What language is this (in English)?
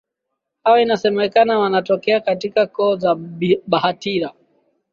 Swahili